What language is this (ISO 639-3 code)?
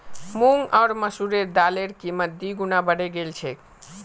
mag